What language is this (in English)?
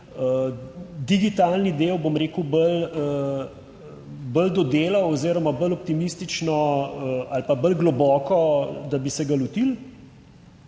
Slovenian